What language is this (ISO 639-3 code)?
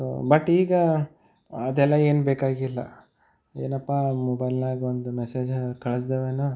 kan